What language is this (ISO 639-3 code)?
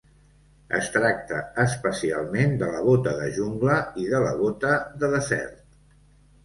cat